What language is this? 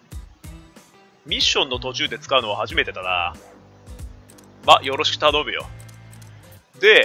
Japanese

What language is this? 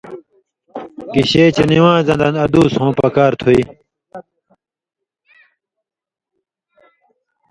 Indus Kohistani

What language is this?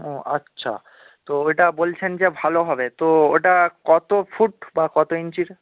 Bangla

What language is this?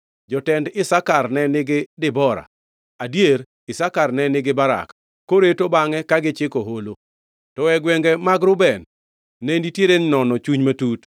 Luo (Kenya and Tanzania)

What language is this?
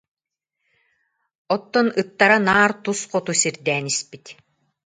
Yakut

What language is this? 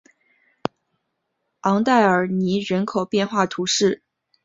Chinese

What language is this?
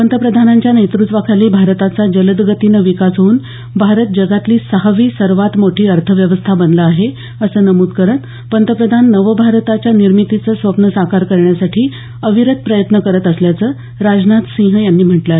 Marathi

